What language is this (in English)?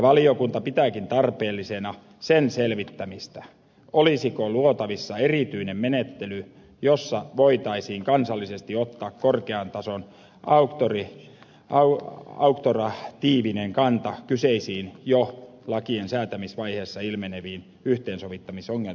Finnish